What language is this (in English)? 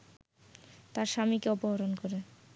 Bangla